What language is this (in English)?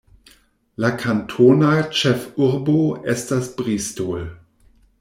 Esperanto